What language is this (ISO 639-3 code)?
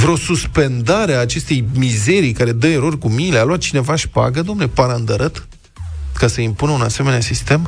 ron